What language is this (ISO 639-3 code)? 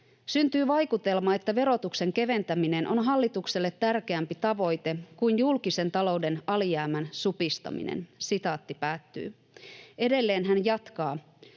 fin